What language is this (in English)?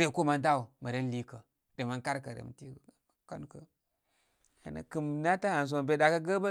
Koma